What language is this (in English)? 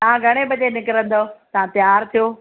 Sindhi